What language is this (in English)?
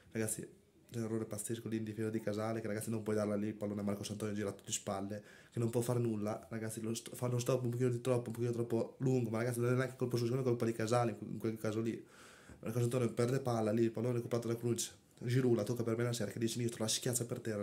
Italian